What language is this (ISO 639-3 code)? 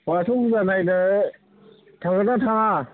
brx